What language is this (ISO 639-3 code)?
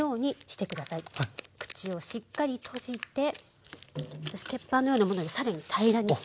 jpn